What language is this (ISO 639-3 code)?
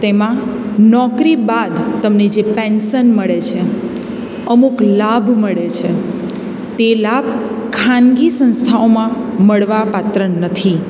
guj